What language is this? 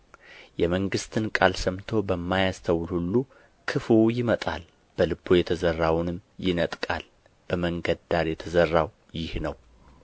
Amharic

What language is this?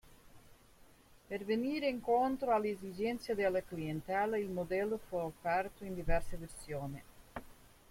Italian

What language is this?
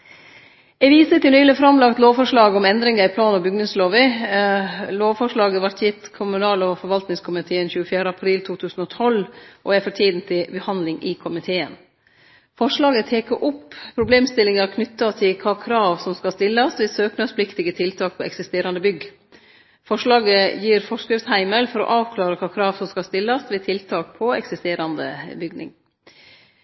Norwegian Nynorsk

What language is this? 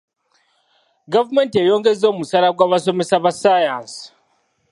Ganda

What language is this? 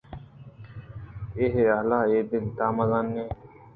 Eastern Balochi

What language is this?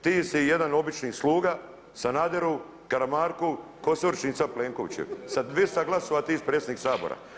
Croatian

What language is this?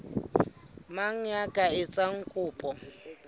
Southern Sotho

